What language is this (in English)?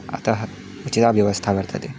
Sanskrit